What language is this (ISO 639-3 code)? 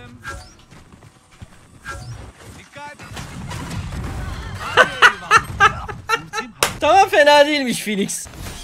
tur